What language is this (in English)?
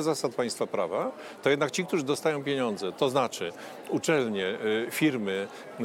Polish